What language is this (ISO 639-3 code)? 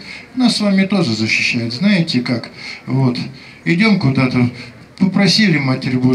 rus